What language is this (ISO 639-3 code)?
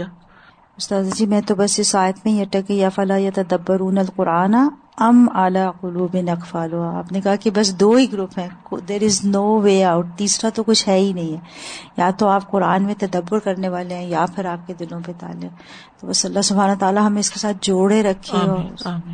urd